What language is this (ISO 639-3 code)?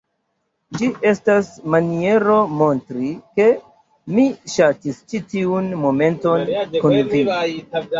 epo